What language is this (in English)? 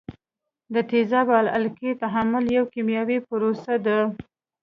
Pashto